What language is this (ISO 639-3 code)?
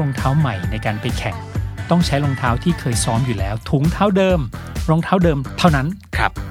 tha